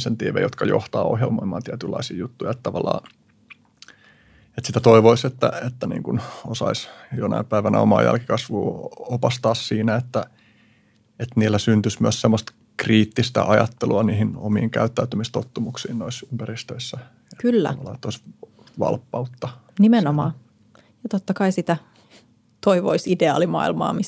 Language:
Finnish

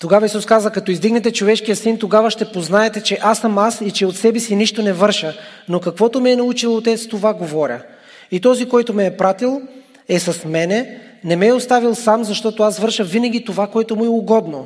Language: Bulgarian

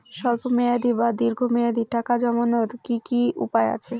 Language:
Bangla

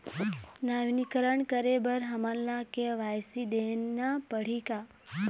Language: Chhattisgarhi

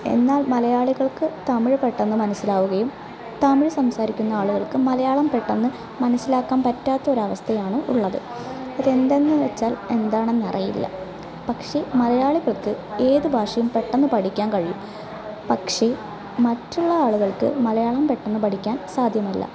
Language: Malayalam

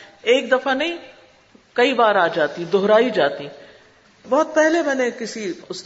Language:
Urdu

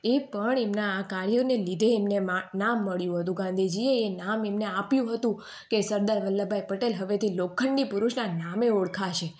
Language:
Gujarati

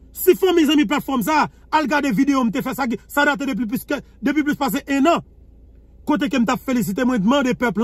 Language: French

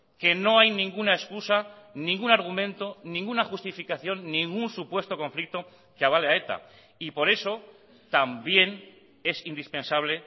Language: Spanish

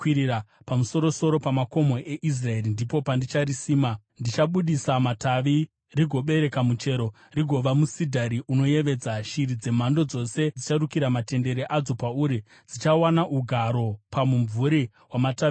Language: Shona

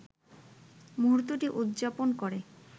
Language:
Bangla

